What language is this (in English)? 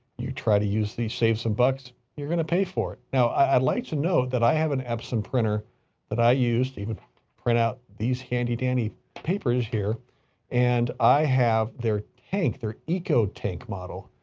English